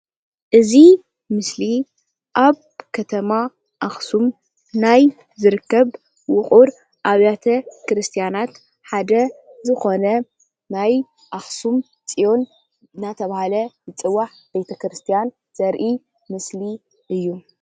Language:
Tigrinya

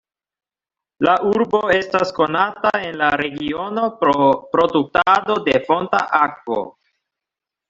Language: Esperanto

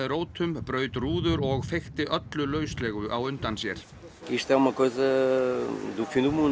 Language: Icelandic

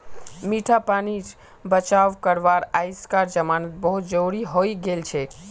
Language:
Magahi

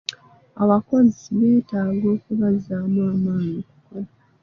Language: Ganda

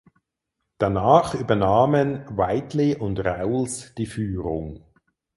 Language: German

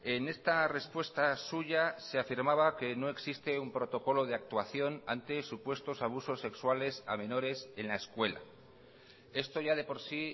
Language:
Spanish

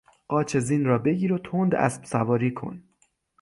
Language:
Persian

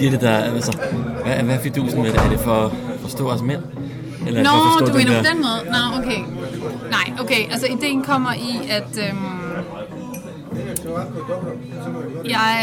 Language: Danish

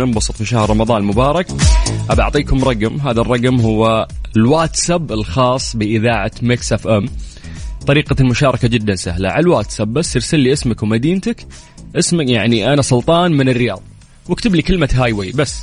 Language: Arabic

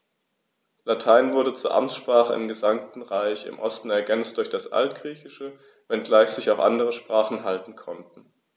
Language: German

